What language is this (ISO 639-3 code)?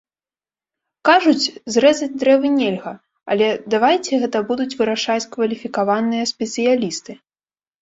bel